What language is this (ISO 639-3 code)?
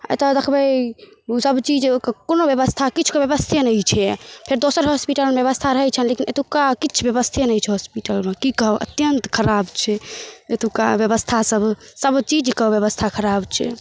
mai